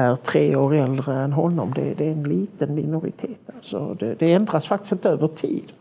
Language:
Swedish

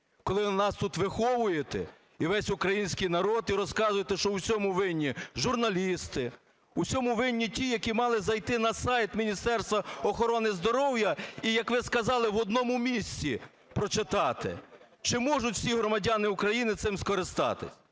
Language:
Ukrainian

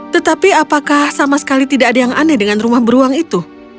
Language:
Indonesian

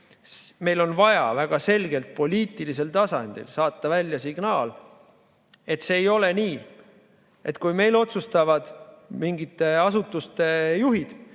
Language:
Estonian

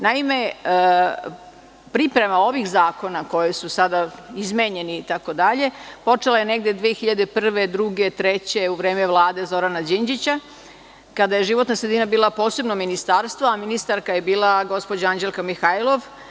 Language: Serbian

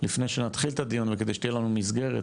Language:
Hebrew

